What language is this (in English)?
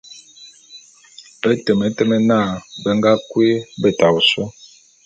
Bulu